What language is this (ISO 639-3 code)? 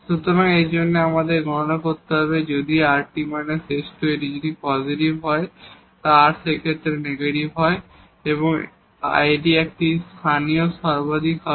ben